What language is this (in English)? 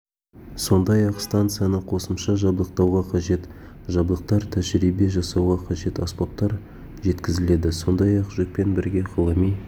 Kazakh